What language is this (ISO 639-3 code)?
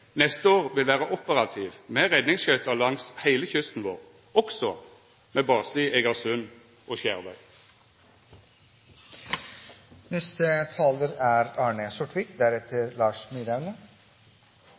nno